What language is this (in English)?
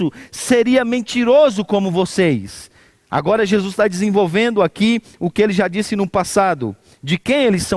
Portuguese